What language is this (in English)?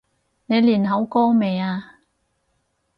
Cantonese